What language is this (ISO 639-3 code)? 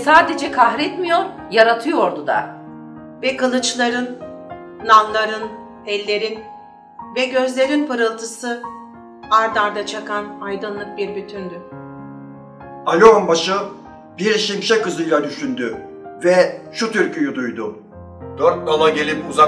tur